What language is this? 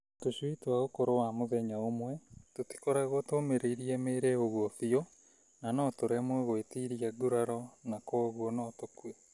Kikuyu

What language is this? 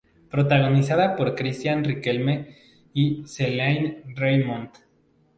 Spanish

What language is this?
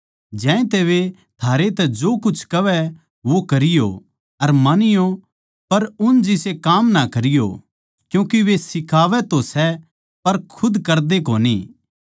Haryanvi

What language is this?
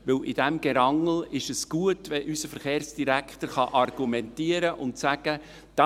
Swiss German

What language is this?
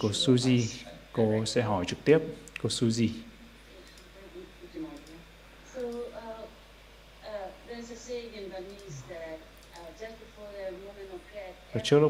Vietnamese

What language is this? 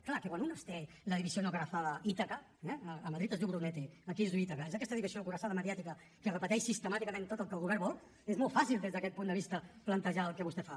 Catalan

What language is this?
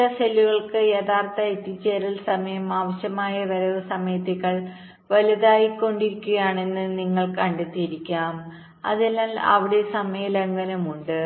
Malayalam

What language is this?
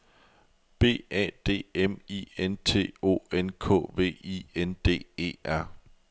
Danish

